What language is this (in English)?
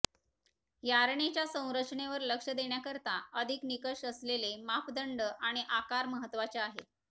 Marathi